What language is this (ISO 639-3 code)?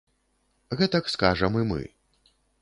bel